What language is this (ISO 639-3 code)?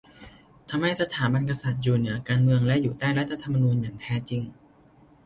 tha